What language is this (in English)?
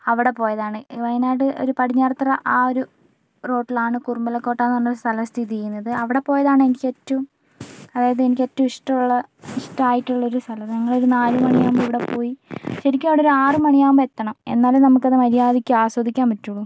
Malayalam